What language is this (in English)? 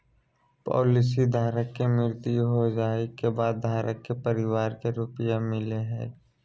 Magahi